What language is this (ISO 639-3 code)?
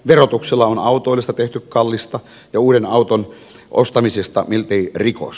fin